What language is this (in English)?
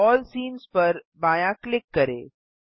Hindi